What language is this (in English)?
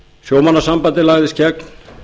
Icelandic